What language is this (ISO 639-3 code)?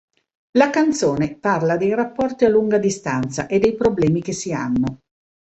ita